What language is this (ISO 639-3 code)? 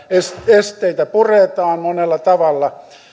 fin